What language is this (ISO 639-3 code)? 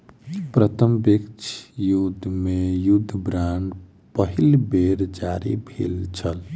mai